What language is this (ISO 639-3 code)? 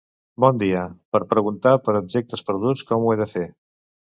cat